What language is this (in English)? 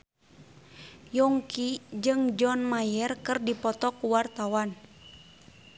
Sundanese